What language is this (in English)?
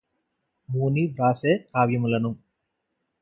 Telugu